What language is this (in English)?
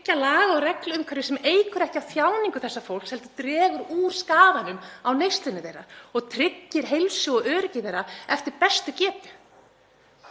Icelandic